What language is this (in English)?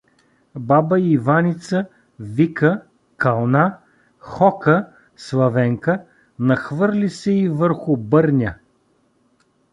Bulgarian